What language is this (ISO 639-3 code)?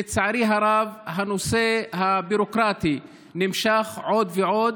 heb